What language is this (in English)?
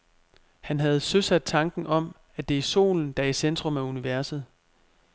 Danish